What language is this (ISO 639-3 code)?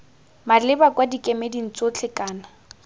tsn